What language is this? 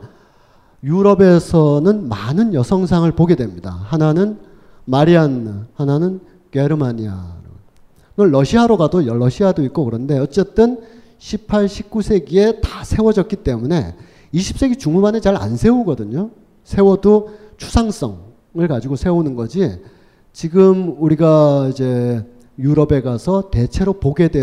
Korean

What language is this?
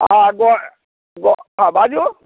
Maithili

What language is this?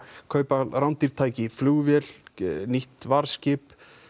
Icelandic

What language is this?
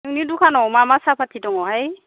Bodo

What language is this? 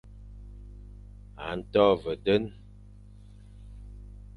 Fang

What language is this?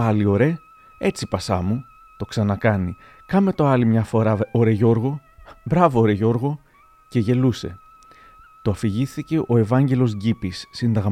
Greek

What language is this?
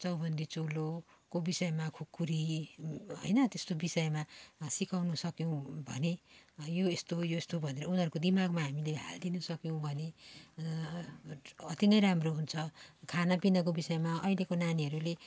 Nepali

